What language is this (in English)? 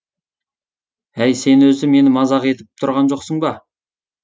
Kazakh